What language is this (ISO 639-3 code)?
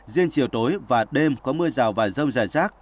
vie